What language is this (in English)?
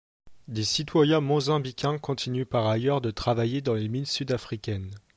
French